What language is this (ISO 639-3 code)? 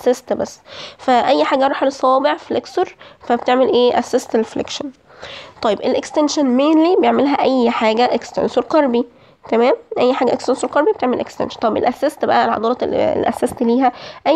ara